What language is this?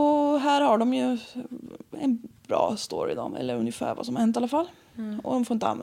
Swedish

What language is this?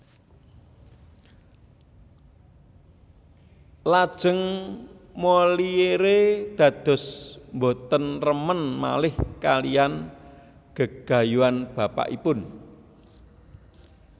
Javanese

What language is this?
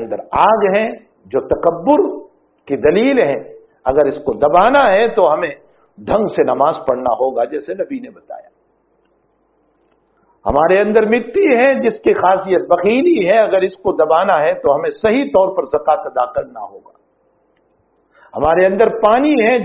Arabic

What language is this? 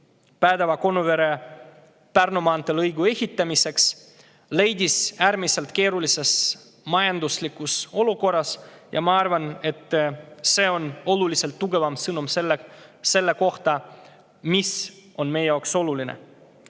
Estonian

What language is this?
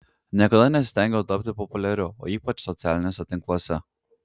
Lithuanian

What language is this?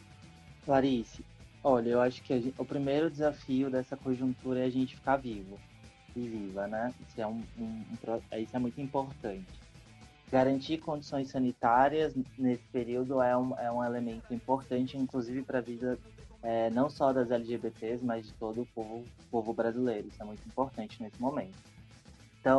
Portuguese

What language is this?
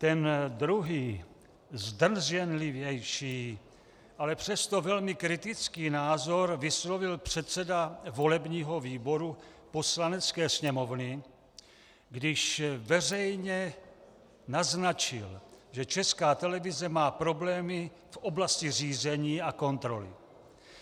Czech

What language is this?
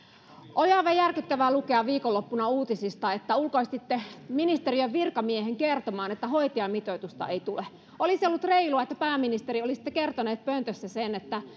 Finnish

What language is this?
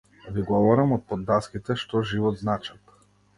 Macedonian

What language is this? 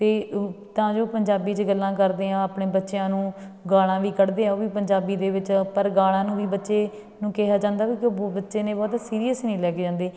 Punjabi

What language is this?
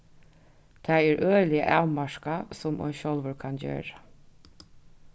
Faroese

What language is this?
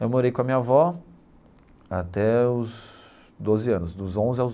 Portuguese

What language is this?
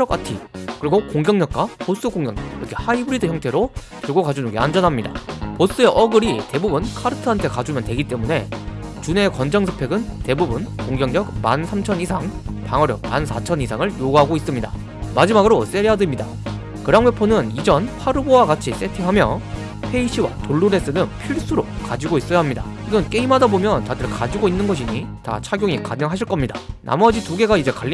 Korean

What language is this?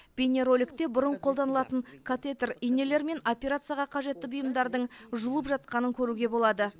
Kazakh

